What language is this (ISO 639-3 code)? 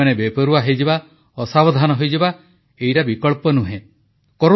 ori